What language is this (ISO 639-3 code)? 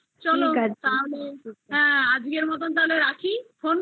ben